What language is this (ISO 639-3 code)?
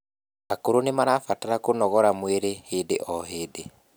kik